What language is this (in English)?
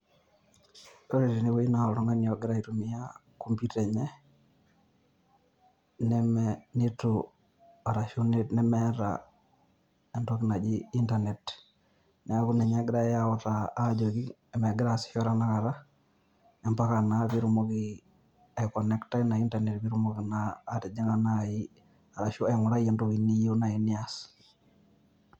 Masai